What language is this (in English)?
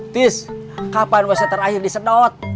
Indonesian